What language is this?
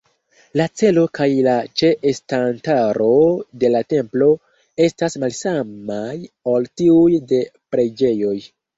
Esperanto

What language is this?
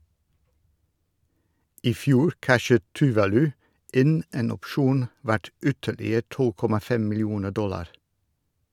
Norwegian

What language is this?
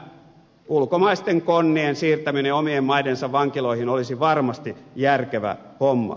Finnish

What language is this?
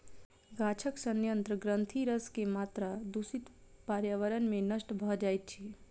Maithili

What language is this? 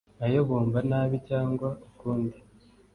Kinyarwanda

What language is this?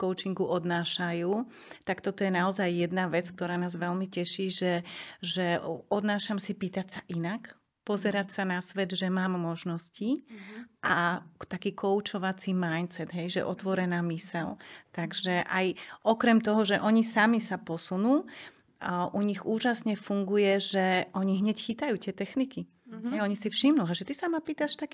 Slovak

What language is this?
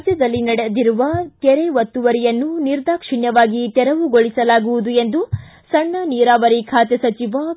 Kannada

